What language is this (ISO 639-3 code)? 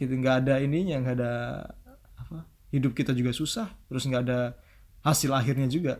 ind